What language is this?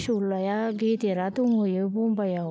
Bodo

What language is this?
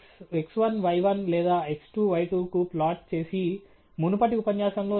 Telugu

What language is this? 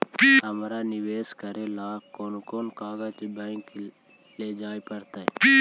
Magahi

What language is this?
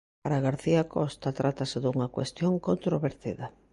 Galician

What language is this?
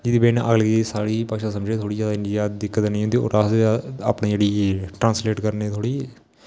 Dogri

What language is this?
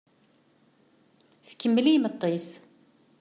Kabyle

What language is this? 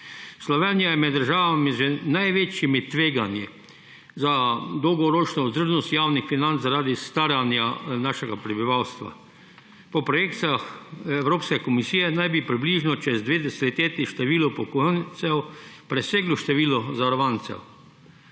Slovenian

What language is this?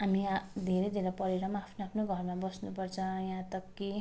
Nepali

